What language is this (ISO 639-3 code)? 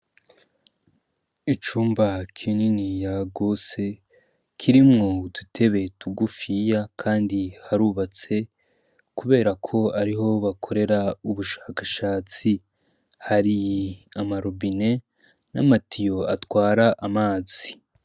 run